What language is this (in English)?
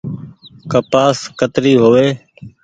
Goaria